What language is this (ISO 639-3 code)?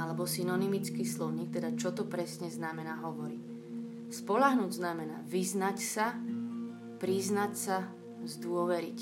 slk